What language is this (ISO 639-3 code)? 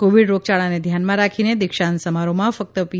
guj